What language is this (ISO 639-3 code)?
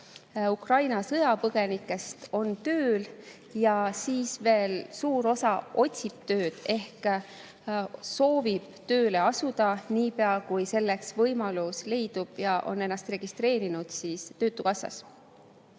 est